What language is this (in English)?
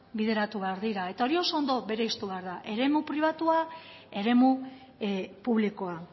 Basque